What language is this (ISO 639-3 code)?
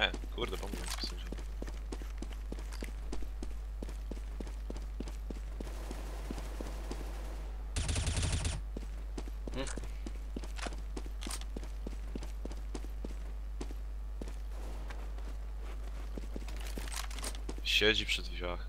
pol